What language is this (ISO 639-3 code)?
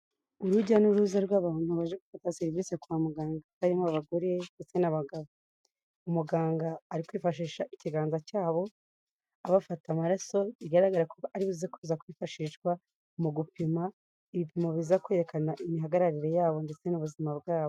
kin